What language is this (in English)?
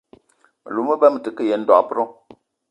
Eton (Cameroon)